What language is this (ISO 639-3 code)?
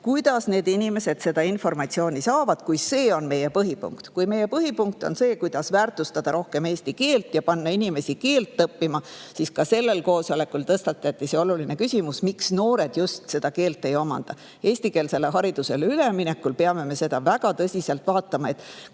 est